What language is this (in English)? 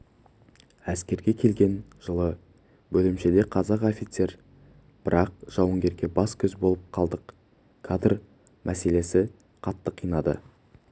Kazakh